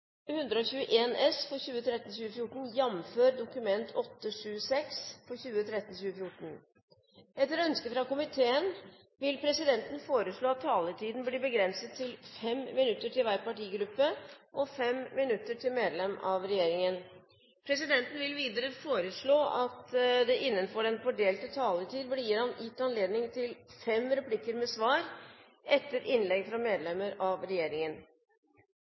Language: Norwegian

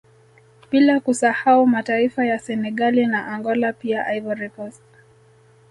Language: Swahili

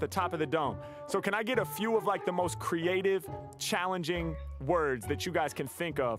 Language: English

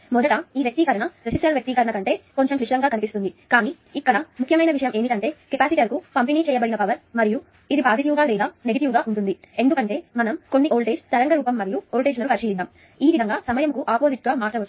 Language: Telugu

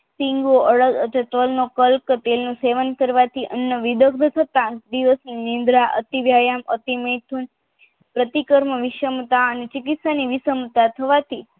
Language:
Gujarati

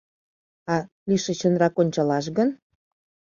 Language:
Mari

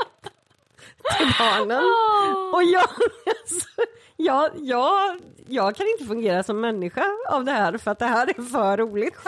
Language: Swedish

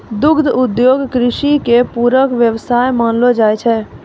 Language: Maithili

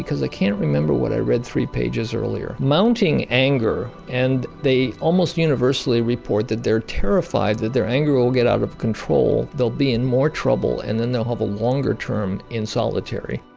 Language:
English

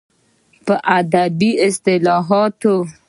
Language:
Pashto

